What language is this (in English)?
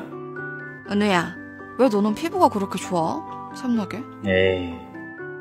Korean